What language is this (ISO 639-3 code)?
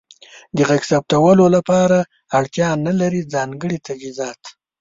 pus